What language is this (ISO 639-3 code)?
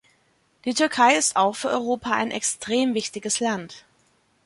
deu